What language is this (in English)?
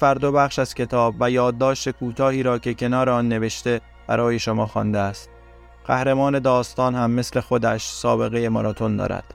Persian